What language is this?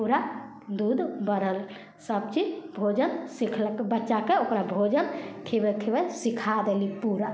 Maithili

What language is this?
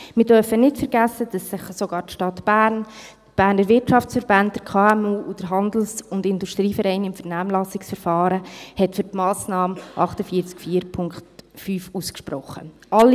Swiss German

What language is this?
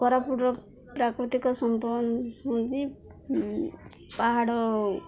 Odia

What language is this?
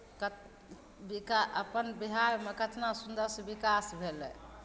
Maithili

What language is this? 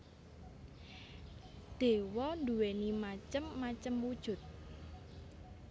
Javanese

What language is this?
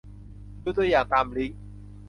Thai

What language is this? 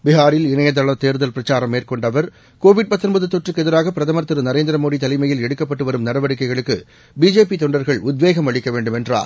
Tamil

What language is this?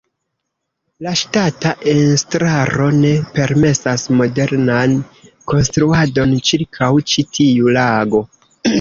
Esperanto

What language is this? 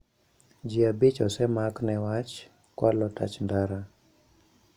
Luo (Kenya and Tanzania)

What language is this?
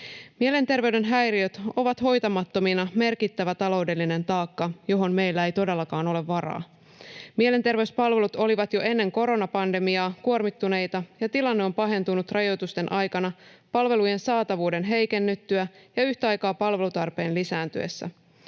Finnish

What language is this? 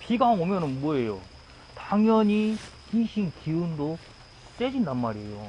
Korean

